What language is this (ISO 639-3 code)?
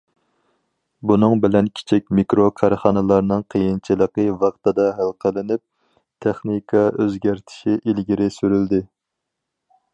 uig